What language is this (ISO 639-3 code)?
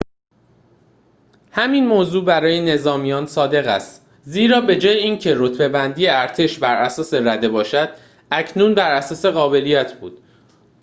fas